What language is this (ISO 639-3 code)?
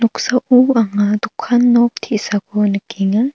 grt